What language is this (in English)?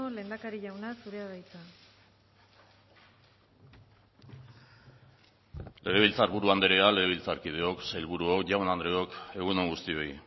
Basque